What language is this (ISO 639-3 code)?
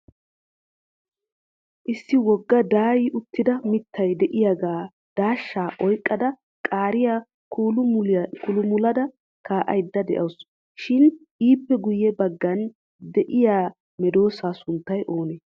wal